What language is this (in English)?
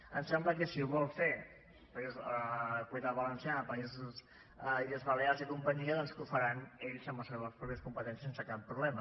Catalan